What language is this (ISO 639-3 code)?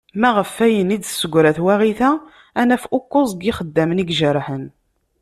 kab